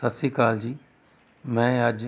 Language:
Punjabi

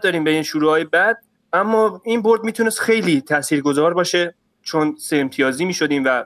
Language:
Persian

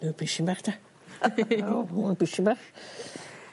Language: Welsh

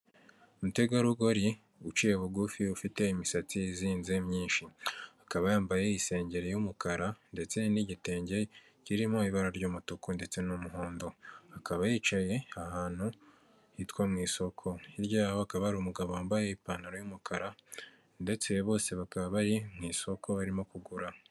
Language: Kinyarwanda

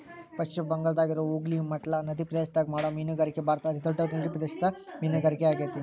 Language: Kannada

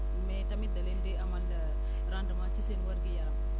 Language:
Wolof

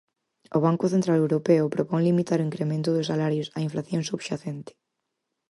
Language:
Galician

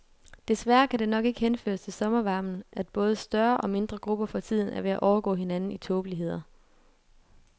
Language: Danish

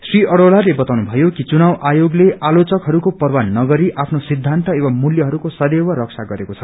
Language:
Nepali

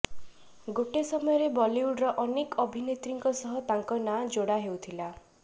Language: Odia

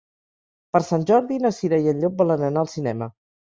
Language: Catalan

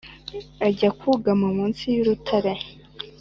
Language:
Kinyarwanda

